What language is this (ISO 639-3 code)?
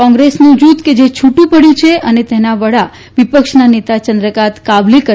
guj